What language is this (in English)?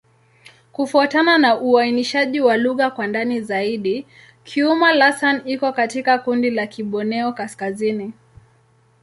Swahili